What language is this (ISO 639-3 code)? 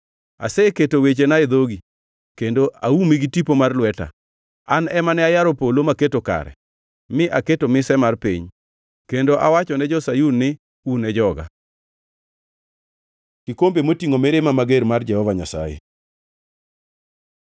luo